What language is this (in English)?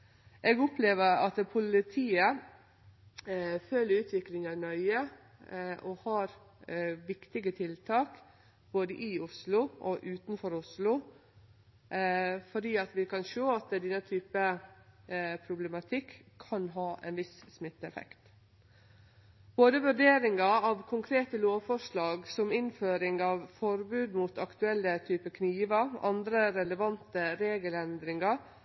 Norwegian Nynorsk